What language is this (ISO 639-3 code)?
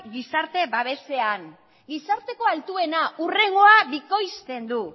eus